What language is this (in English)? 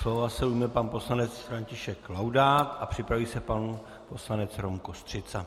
Czech